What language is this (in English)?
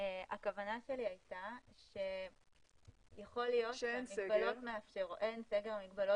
Hebrew